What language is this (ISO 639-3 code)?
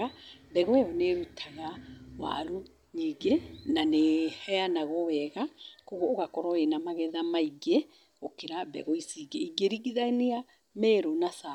kik